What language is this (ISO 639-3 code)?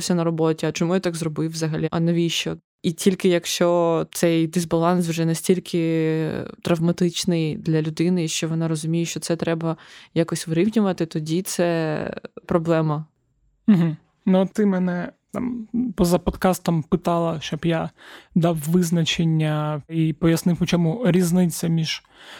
ukr